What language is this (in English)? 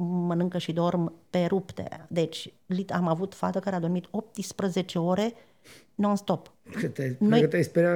Romanian